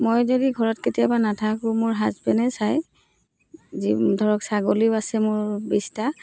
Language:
Assamese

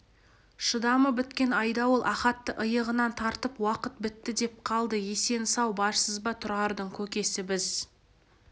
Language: Kazakh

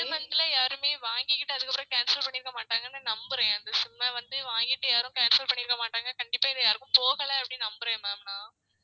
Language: Tamil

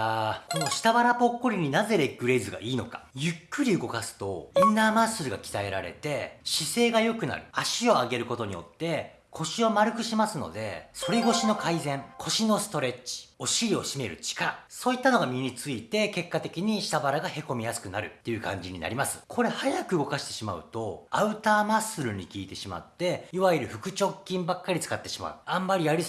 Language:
Japanese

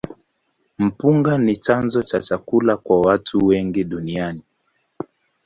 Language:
Swahili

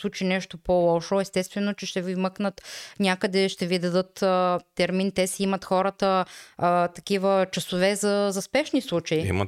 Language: Bulgarian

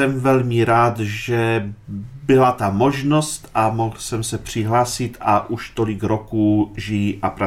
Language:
Czech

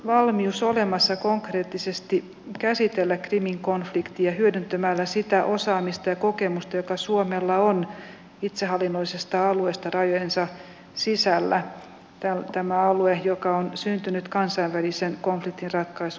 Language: Finnish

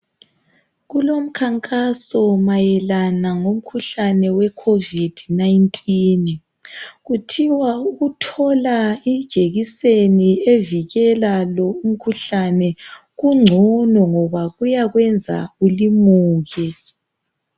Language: North Ndebele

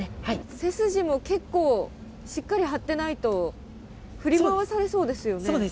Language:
Japanese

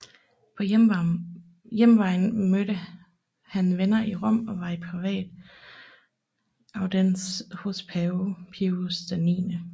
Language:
Danish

